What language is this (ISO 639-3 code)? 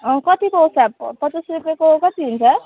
nep